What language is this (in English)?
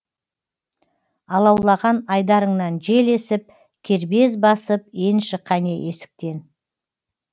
Kazakh